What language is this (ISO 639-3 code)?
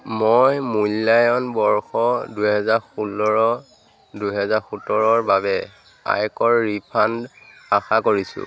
asm